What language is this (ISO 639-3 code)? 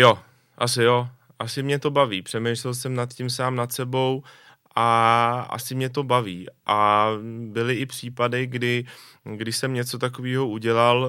ces